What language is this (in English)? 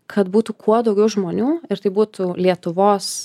Lithuanian